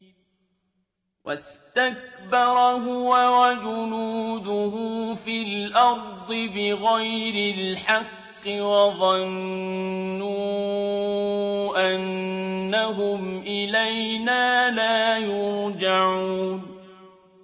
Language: Arabic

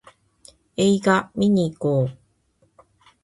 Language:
Japanese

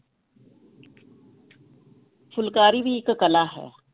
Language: Punjabi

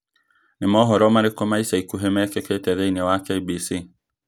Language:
Kikuyu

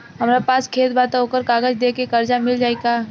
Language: Bhojpuri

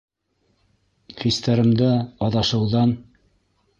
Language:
Bashkir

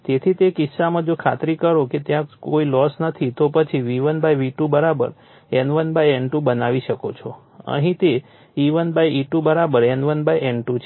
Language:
Gujarati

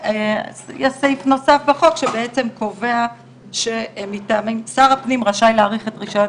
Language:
Hebrew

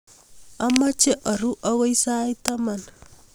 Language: Kalenjin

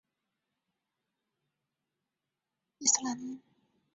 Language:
Chinese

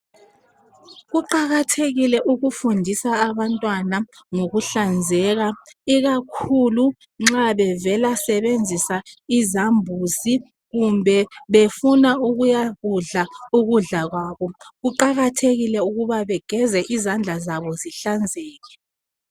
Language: North Ndebele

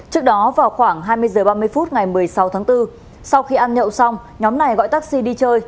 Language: Vietnamese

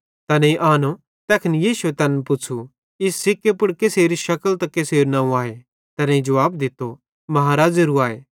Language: Bhadrawahi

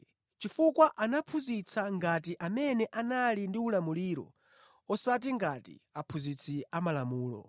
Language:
Nyanja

